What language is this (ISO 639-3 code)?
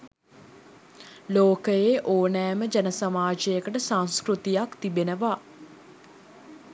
sin